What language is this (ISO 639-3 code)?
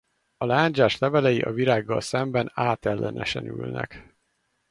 hun